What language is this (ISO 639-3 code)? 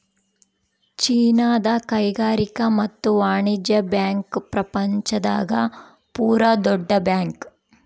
kan